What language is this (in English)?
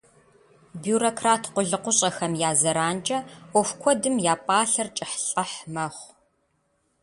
Kabardian